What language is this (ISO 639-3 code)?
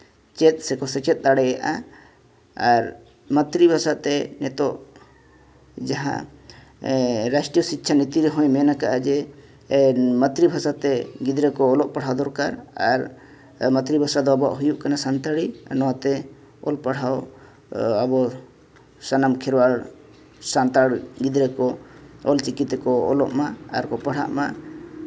sat